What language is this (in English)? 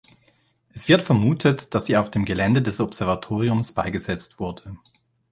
German